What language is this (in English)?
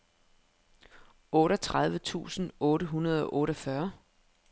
Danish